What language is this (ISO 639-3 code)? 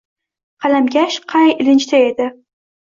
uzb